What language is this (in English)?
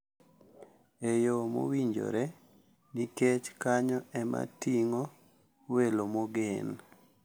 Luo (Kenya and Tanzania)